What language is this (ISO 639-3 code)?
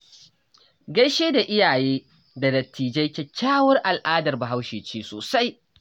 hau